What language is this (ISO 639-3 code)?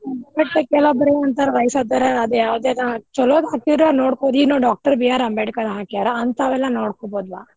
kan